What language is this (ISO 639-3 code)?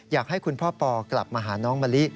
tha